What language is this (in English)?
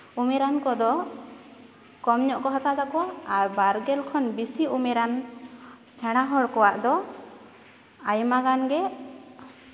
Santali